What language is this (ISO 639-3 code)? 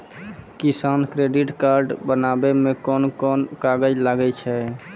mai